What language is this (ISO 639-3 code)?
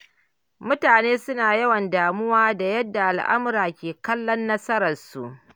hau